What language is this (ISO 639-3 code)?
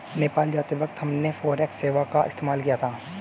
hin